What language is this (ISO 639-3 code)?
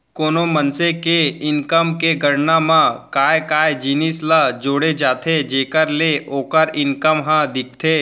hne